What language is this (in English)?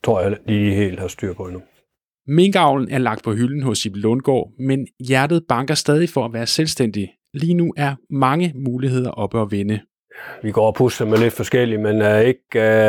Danish